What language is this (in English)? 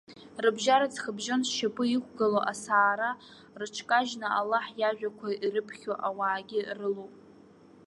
Abkhazian